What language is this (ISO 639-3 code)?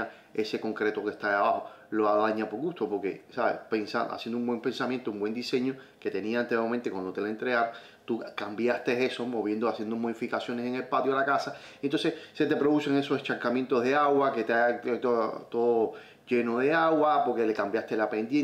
spa